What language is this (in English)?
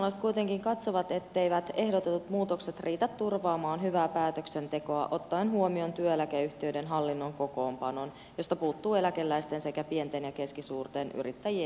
Finnish